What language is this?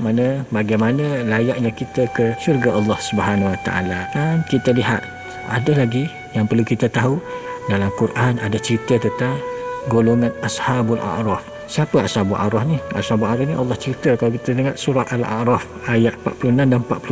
Malay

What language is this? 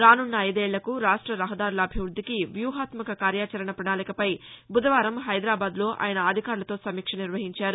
Telugu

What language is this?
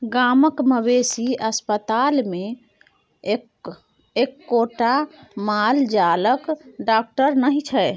Maithili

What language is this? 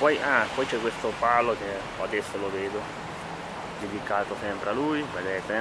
Italian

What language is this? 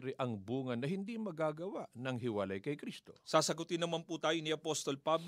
Filipino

